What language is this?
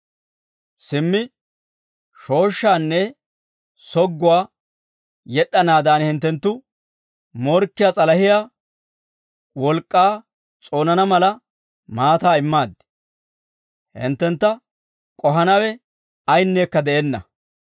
Dawro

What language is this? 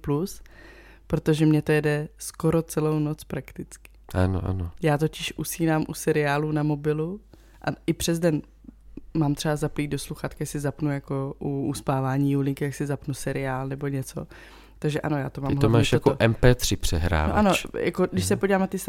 Czech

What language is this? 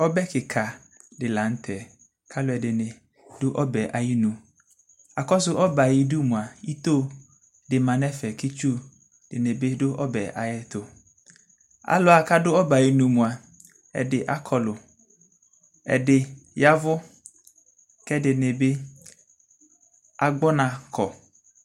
Ikposo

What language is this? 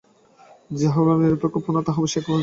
Bangla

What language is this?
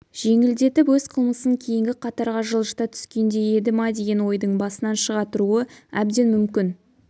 Kazakh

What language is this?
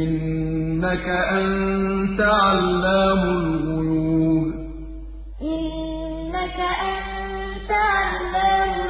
Arabic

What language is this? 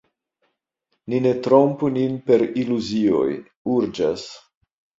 Esperanto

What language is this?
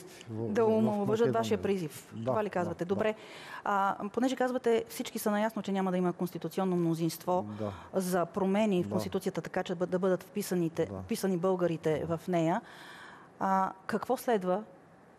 Bulgarian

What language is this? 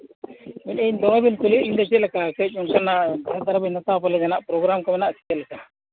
Santali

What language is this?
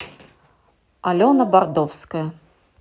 Russian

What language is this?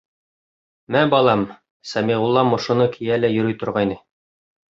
Bashkir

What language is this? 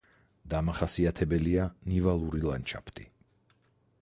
Georgian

